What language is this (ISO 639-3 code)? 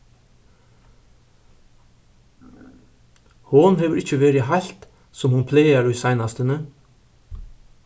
fao